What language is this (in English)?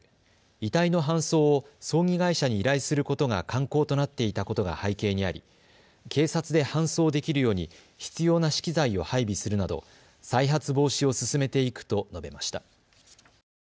Japanese